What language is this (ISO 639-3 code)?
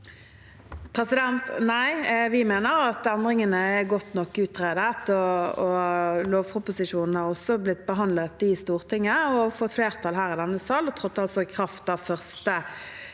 nor